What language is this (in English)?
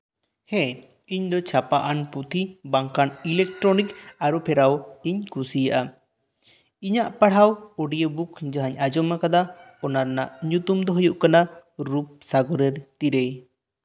Santali